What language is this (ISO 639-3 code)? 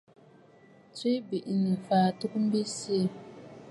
bfd